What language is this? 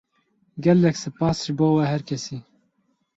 Kurdish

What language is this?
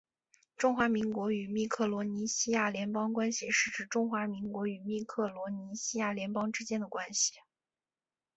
Chinese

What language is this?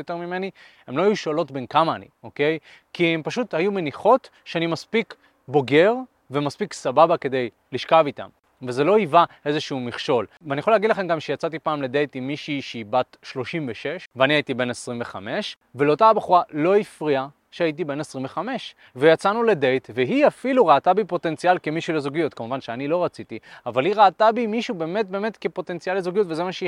Hebrew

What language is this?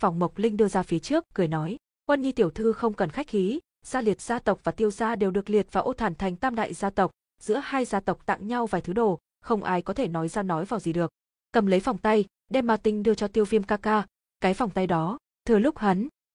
Vietnamese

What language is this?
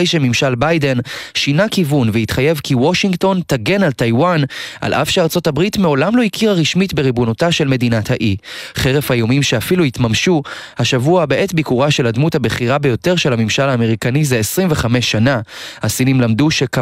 Hebrew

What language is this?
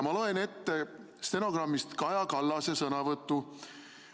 Estonian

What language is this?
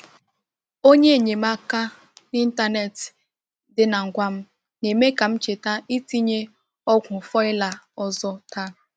Igbo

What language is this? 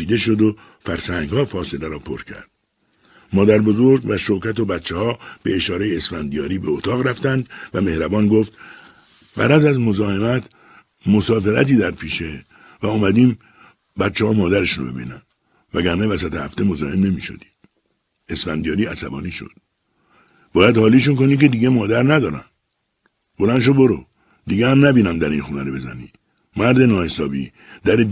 Persian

